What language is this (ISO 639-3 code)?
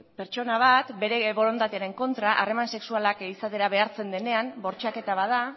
eus